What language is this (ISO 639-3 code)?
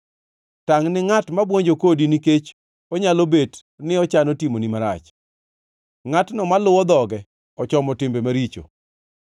luo